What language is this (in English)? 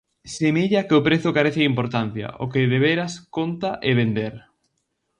Galician